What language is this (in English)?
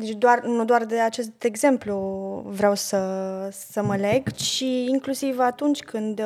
Romanian